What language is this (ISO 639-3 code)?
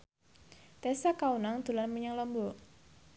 jav